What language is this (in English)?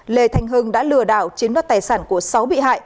Vietnamese